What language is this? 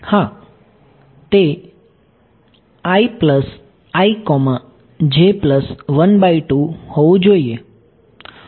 Gujarati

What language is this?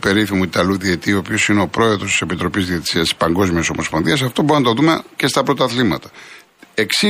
Greek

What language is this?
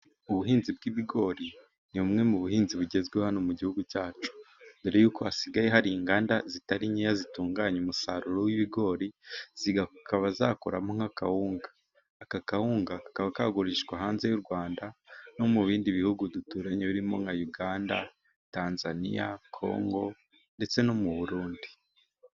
Kinyarwanda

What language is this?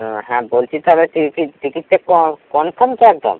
Bangla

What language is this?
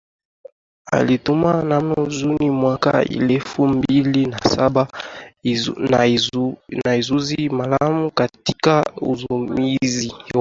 Swahili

